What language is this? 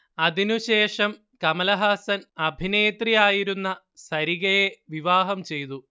Malayalam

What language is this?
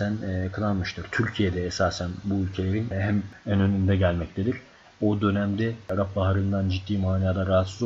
Turkish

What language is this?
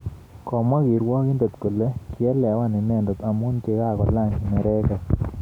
Kalenjin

